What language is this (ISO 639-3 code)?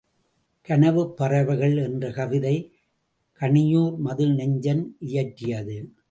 tam